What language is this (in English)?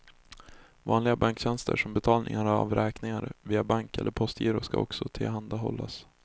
Swedish